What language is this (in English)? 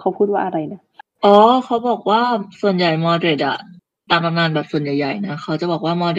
Thai